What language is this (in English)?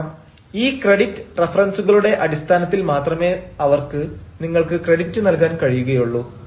Malayalam